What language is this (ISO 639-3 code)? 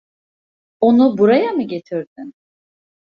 tur